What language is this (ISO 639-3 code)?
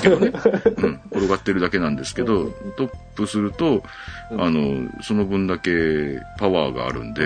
jpn